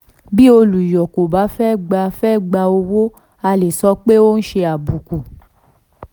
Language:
Yoruba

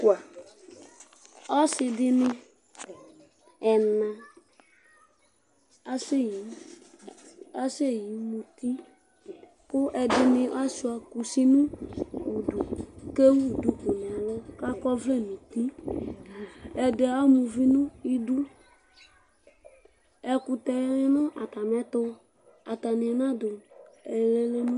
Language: Ikposo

